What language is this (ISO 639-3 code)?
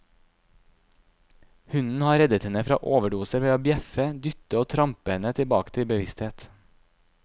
nor